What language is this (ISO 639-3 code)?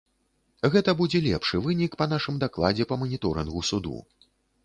bel